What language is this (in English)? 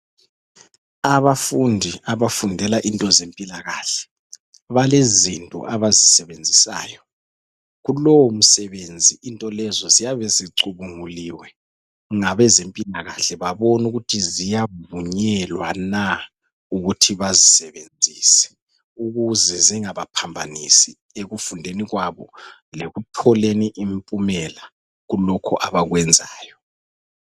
North Ndebele